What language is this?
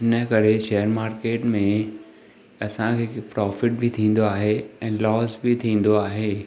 Sindhi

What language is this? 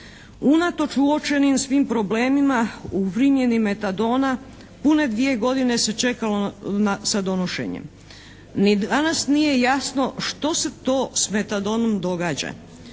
Croatian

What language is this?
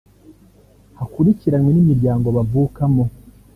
Kinyarwanda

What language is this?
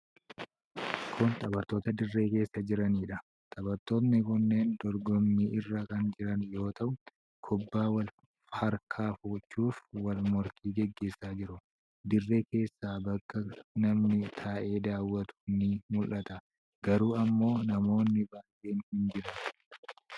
Oromo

